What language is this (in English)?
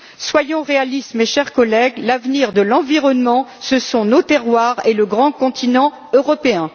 French